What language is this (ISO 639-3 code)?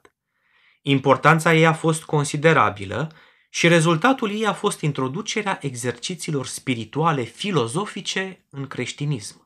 ron